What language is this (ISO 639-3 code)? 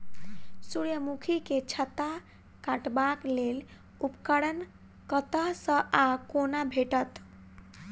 mai